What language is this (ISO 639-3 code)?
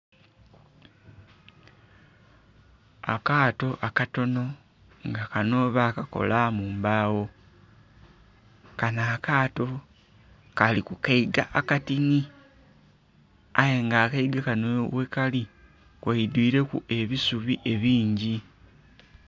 xog